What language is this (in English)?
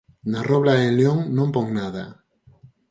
Galician